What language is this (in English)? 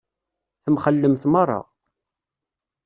Kabyle